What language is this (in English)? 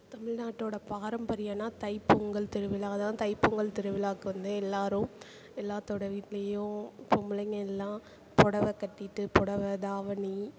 Tamil